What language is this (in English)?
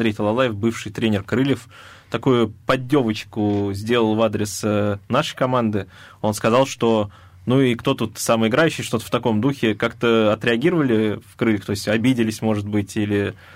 Russian